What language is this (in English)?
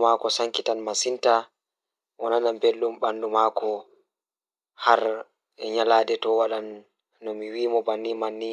Fula